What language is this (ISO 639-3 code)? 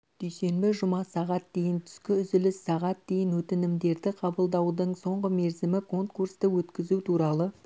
kaz